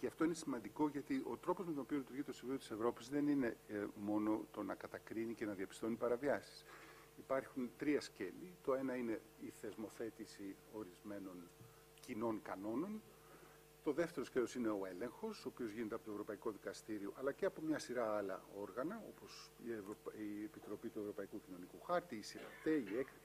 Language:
Greek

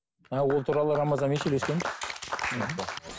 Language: Kazakh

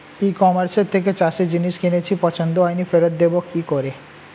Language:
Bangla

